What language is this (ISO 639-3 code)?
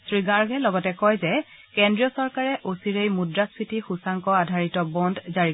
asm